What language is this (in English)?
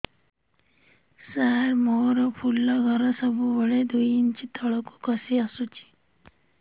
Odia